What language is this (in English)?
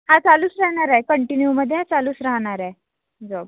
Marathi